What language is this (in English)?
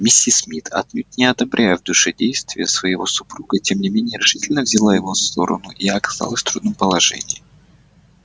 Russian